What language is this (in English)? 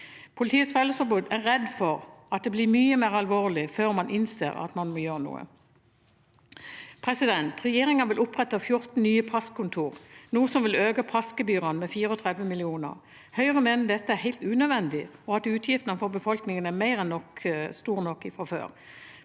Norwegian